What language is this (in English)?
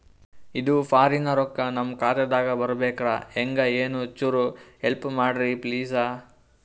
Kannada